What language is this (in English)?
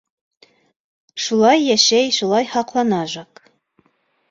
Bashkir